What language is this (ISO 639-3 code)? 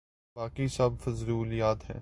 urd